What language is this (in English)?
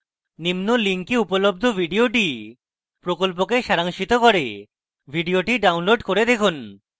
Bangla